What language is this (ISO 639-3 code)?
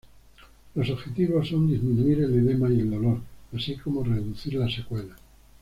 spa